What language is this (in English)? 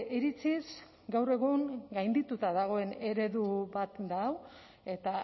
Basque